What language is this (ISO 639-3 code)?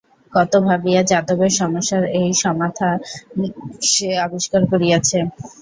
ben